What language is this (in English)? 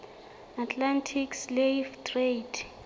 Southern Sotho